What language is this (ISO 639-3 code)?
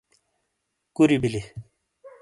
scl